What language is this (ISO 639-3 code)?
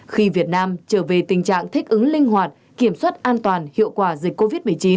vie